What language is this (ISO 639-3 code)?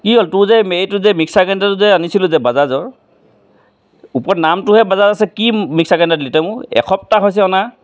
asm